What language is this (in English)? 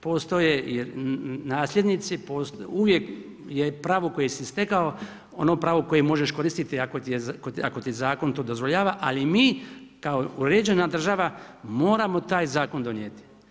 Croatian